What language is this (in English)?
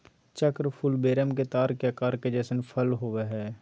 Magahi